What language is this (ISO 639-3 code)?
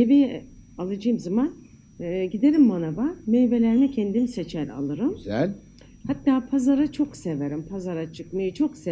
tur